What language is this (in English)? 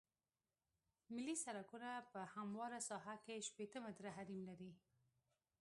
Pashto